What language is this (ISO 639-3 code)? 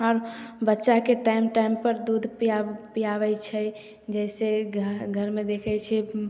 mai